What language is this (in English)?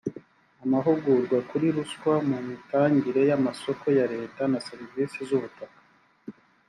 Kinyarwanda